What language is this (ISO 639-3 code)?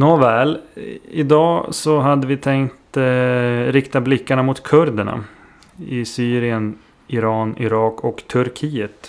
swe